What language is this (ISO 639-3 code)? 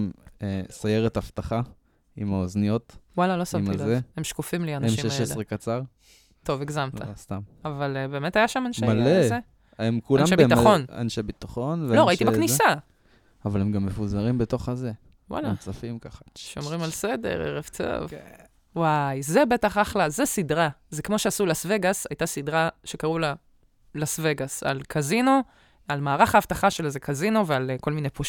heb